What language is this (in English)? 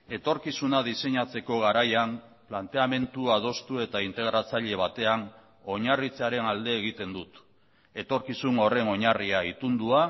Basque